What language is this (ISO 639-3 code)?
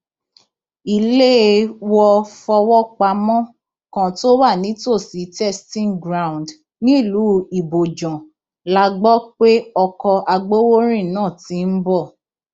yor